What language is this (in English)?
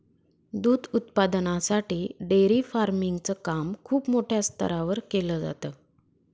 Marathi